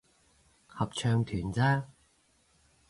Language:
Cantonese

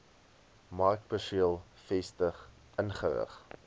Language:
Afrikaans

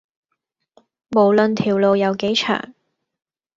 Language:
Cantonese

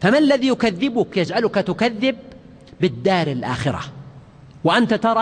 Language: Arabic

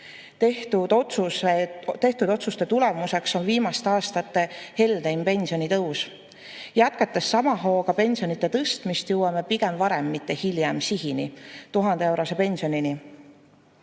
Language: Estonian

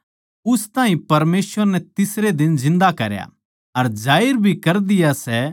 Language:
Haryanvi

